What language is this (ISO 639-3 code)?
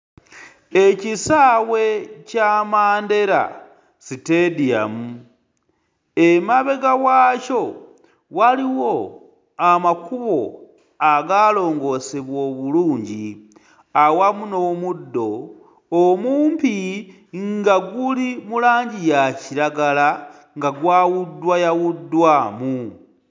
lug